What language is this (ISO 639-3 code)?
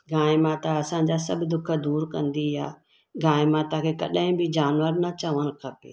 snd